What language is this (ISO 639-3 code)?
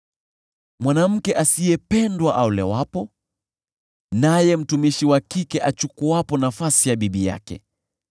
swa